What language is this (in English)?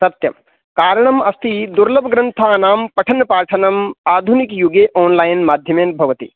Sanskrit